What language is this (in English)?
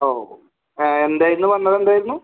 Malayalam